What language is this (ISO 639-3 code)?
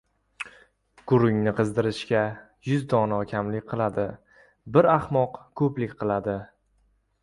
uzb